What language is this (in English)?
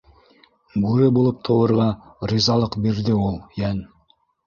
Bashkir